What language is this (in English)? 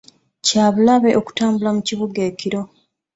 Ganda